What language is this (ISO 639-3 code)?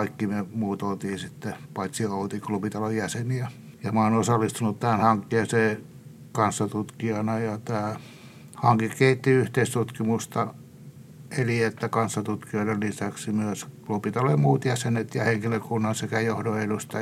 fin